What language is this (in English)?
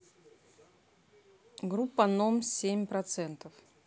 Russian